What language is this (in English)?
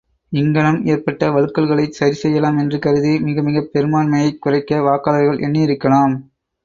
Tamil